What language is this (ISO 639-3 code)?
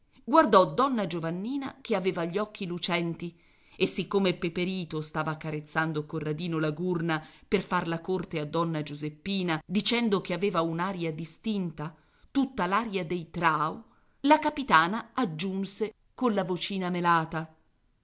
ita